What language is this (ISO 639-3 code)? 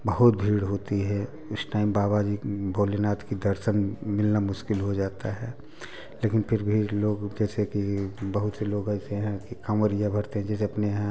hin